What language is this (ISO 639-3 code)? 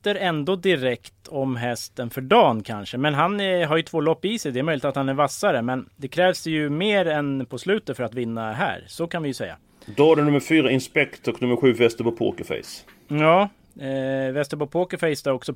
swe